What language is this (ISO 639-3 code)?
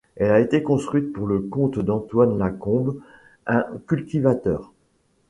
fra